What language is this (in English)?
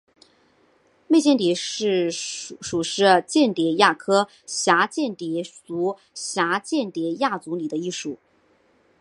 Chinese